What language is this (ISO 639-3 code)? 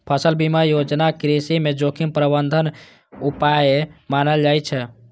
mai